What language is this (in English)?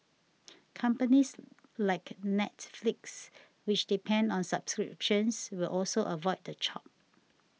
English